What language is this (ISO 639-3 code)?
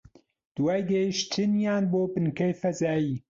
ckb